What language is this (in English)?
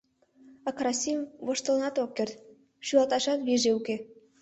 Mari